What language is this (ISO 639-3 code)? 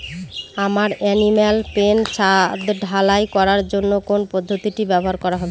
ben